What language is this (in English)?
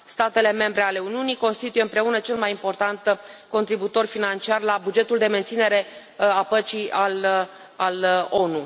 Romanian